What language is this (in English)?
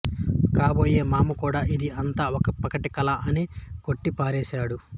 Telugu